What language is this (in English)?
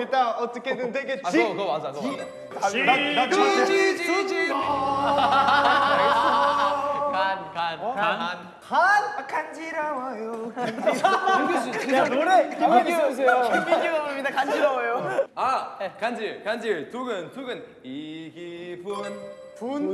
Korean